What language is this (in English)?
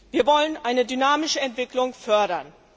German